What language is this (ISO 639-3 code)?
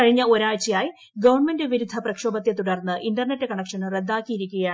mal